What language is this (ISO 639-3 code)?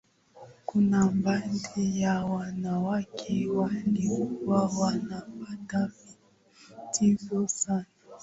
swa